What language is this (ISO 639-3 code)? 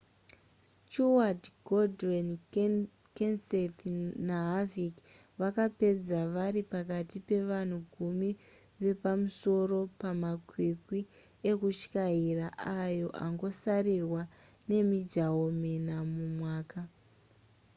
sna